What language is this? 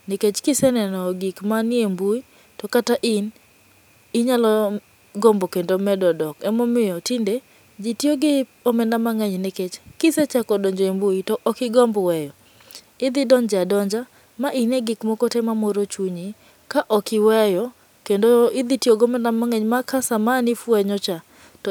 Luo (Kenya and Tanzania)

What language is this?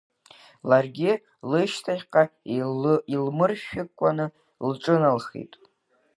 Abkhazian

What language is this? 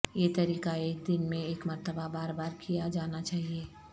Urdu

